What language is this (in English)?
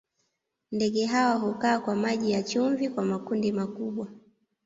Swahili